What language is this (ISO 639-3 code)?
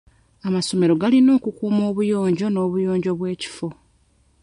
lug